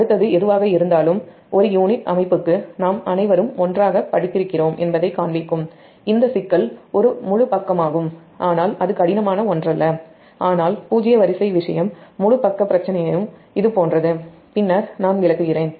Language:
Tamil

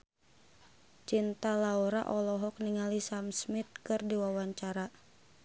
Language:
Sundanese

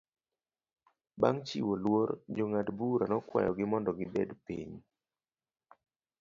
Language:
Luo (Kenya and Tanzania)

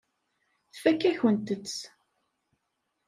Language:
Kabyle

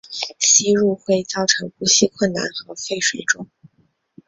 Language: Chinese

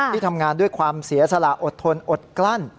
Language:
Thai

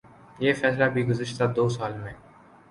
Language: Urdu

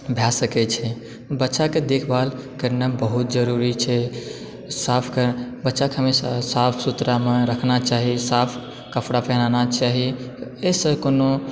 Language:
Maithili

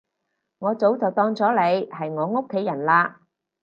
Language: Cantonese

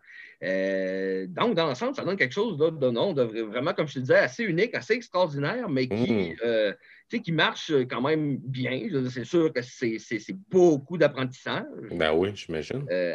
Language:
French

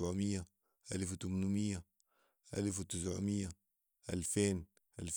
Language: Sudanese Arabic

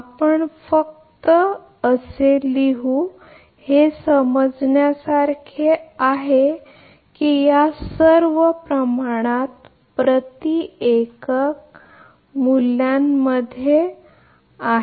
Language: Marathi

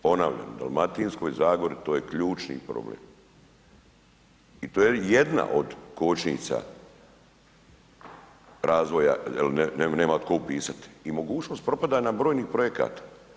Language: Croatian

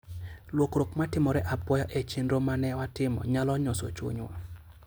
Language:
Luo (Kenya and Tanzania)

